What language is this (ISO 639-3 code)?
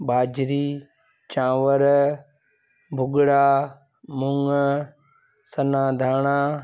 snd